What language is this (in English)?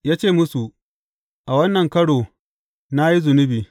Hausa